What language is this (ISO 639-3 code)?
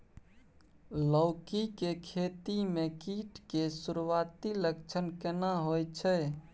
mai